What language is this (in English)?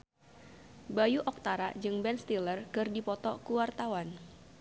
Sundanese